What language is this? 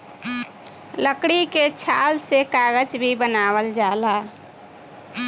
Bhojpuri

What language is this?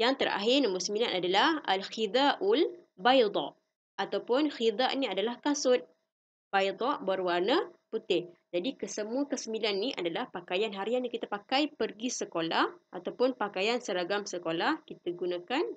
Malay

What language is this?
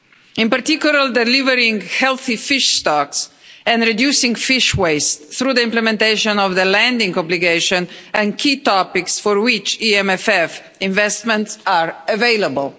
English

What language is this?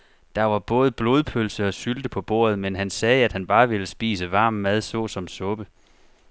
Danish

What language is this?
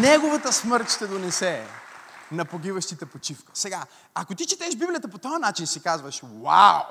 Bulgarian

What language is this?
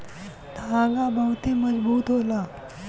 Bhojpuri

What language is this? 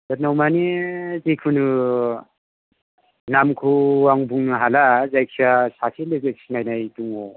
Bodo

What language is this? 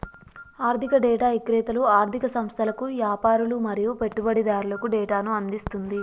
Telugu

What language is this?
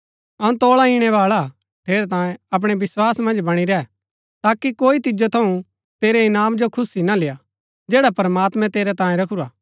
Gaddi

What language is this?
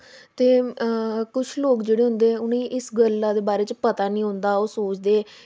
Dogri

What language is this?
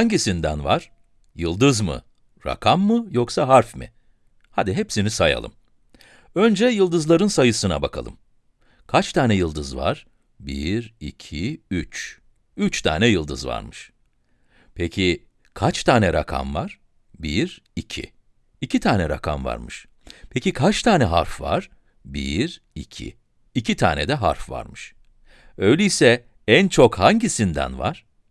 Turkish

